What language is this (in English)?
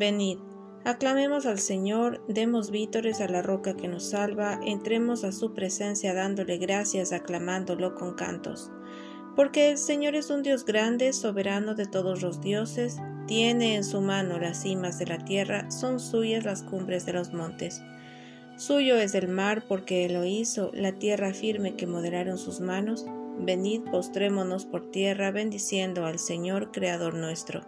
Spanish